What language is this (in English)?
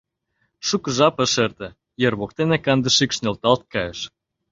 Mari